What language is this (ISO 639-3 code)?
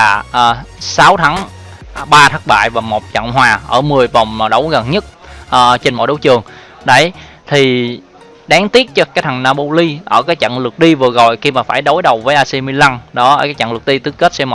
vie